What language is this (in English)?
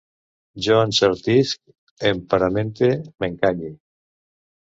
Catalan